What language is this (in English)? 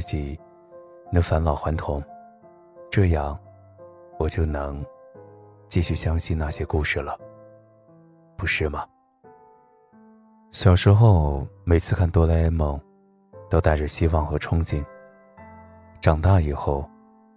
Chinese